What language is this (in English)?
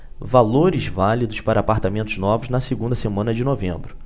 Portuguese